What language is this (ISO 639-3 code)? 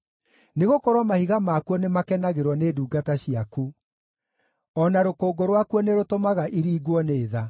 kik